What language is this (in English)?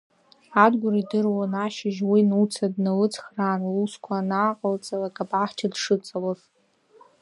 Abkhazian